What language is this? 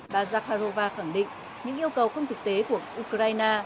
Vietnamese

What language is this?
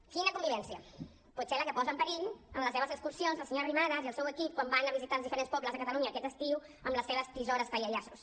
Catalan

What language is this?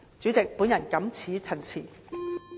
Cantonese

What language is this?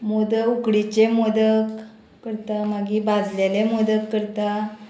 Konkani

